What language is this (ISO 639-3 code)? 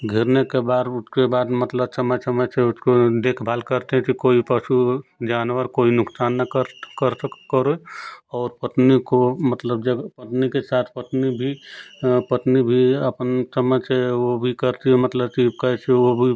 hin